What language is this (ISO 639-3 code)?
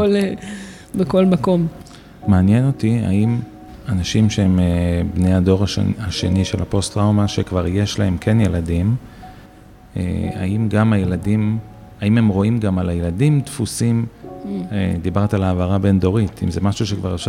heb